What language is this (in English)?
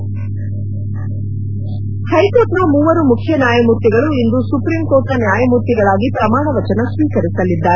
Kannada